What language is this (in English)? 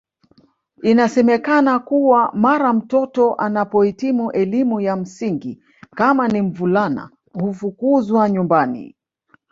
Swahili